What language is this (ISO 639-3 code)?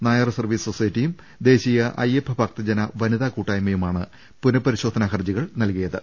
mal